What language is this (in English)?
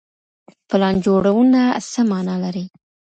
Pashto